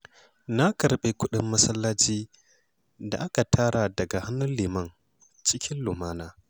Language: Hausa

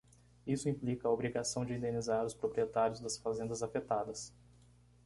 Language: Portuguese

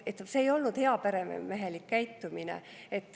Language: Estonian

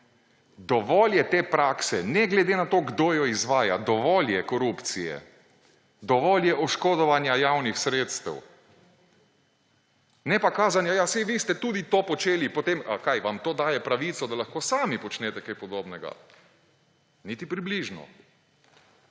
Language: Slovenian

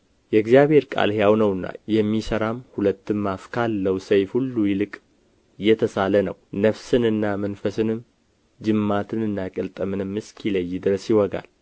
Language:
Amharic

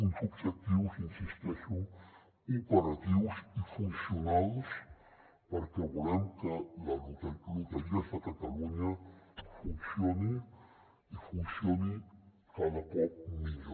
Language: Catalan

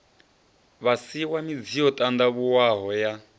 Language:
Venda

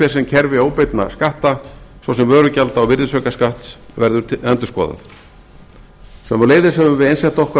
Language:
Icelandic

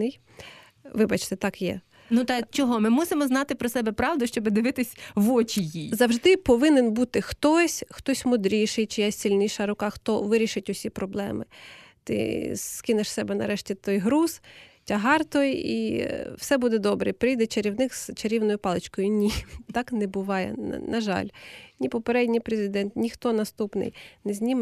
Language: Ukrainian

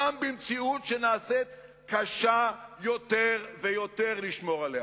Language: Hebrew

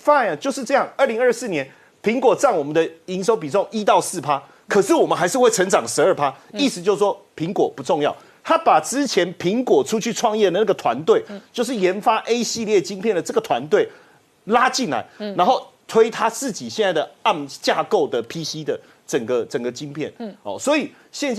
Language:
Chinese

